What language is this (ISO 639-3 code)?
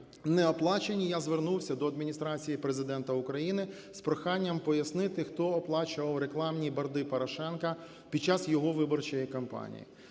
ukr